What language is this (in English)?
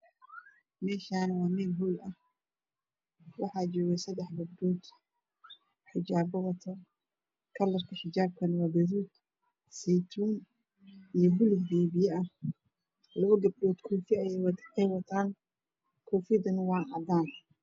Somali